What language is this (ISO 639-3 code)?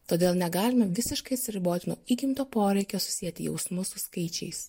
lit